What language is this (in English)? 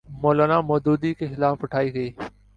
Urdu